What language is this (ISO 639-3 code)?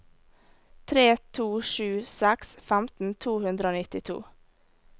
nor